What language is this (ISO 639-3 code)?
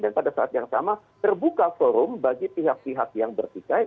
ind